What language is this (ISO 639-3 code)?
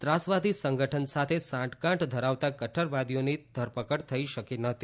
guj